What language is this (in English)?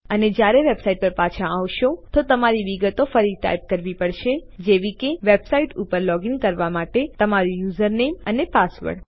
Gujarati